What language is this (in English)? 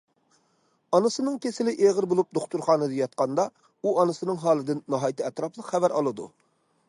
Uyghur